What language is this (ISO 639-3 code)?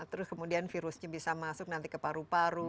ind